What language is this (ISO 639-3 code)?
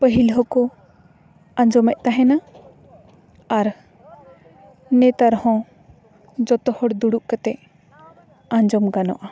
sat